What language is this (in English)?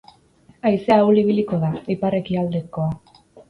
Basque